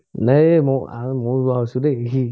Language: Assamese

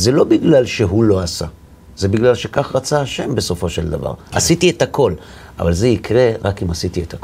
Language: Hebrew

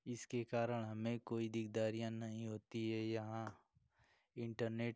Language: Hindi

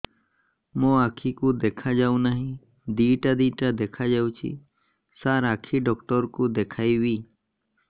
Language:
Odia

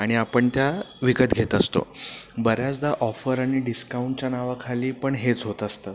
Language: Marathi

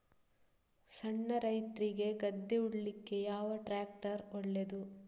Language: Kannada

